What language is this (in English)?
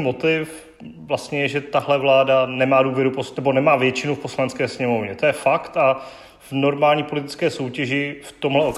Czech